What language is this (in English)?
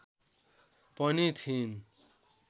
Nepali